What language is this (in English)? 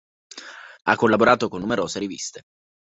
Italian